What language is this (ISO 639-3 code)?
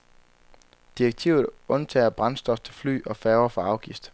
dan